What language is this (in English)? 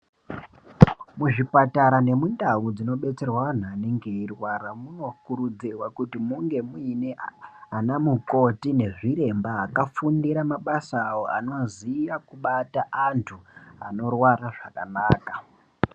Ndau